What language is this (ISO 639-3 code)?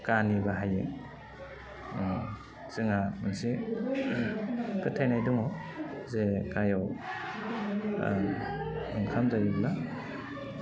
brx